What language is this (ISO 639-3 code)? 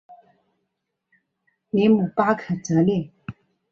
zho